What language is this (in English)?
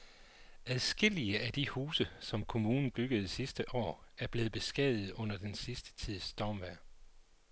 Danish